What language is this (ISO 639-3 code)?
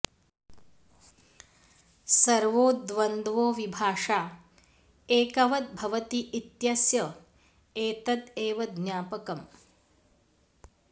san